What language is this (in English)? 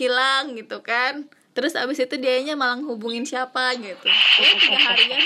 Indonesian